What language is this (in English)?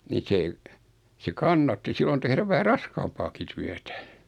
Finnish